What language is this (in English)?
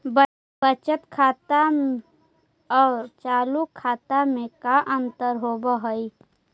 Magahi